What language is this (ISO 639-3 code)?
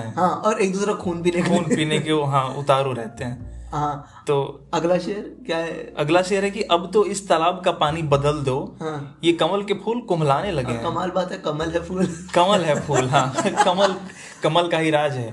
hin